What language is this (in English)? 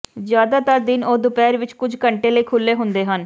Punjabi